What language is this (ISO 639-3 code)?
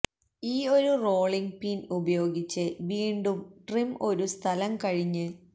mal